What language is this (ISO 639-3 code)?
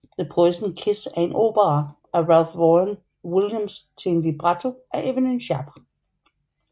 dan